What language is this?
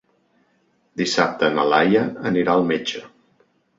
Catalan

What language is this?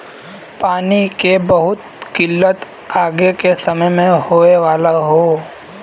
Bhojpuri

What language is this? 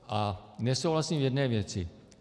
Czech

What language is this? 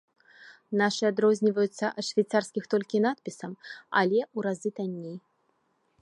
Belarusian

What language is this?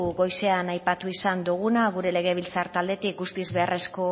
Basque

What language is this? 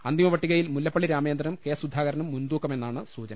Malayalam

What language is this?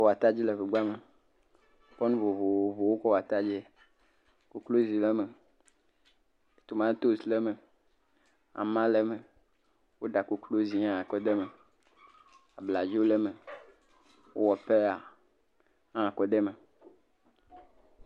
Ewe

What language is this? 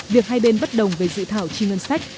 Vietnamese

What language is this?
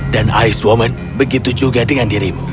Indonesian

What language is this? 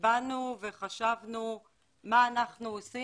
Hebrew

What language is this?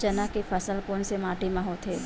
Chhattisgarhi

